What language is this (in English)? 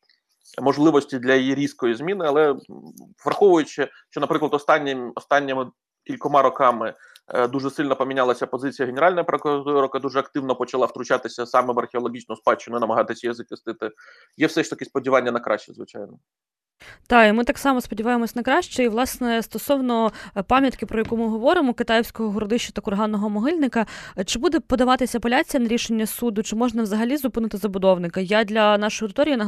Ukrainian